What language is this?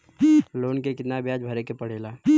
Bhojpuri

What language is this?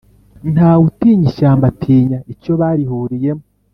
Kinyarwanda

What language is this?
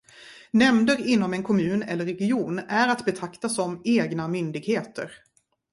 Swedish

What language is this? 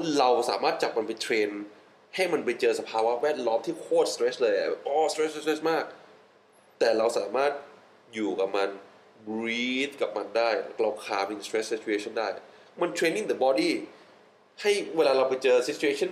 Thai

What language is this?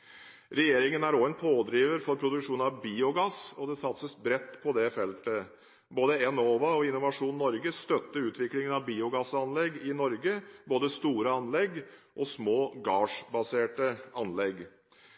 Norwegian Bokmål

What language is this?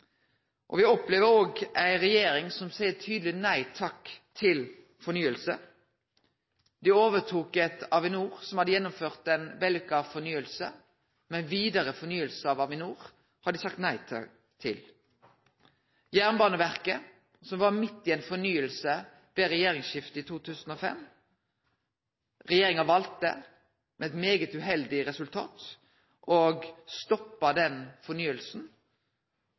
Norwegian Nynorsk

